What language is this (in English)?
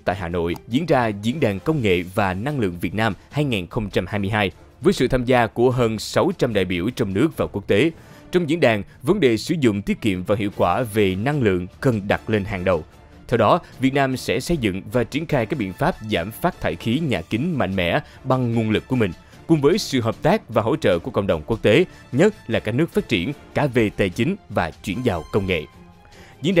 Vietnamese